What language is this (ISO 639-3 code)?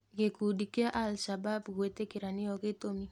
kik